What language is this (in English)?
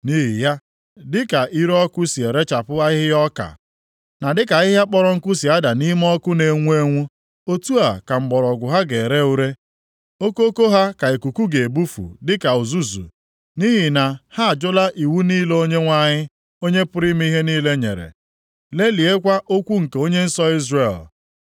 Igbo